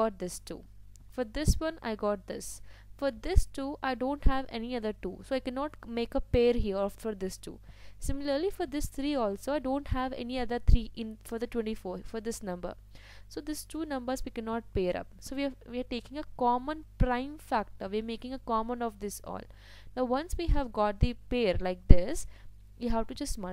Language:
English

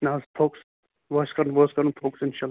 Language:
Kashmiri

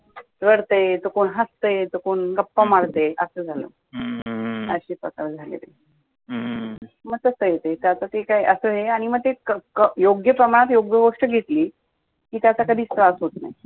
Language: Marathi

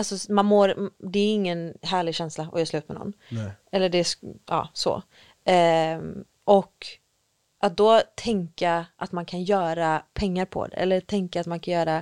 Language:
Swedish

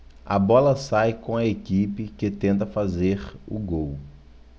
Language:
Portuguese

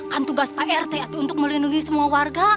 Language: Indonesian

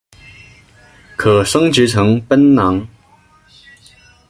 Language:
Chinese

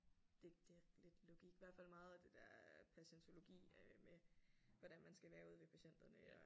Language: Danish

